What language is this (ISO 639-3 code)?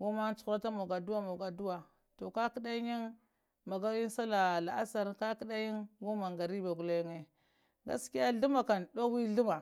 hia